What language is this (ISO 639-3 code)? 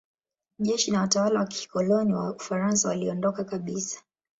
swa